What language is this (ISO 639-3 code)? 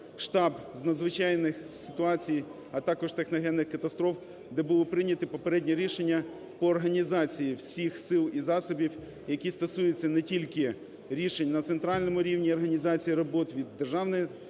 ukr